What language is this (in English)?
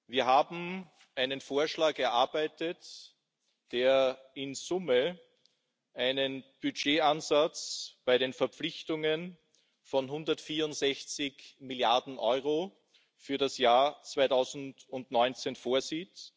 German